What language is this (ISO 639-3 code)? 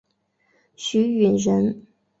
zho